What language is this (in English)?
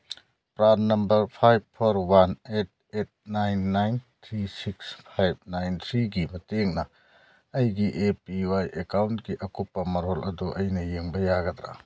Manipuri